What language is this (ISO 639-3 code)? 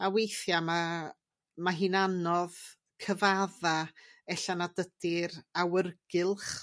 cym